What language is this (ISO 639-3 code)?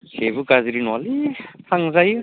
brx